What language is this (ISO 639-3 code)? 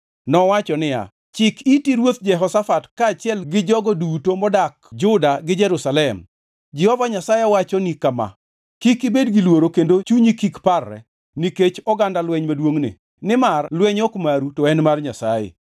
luo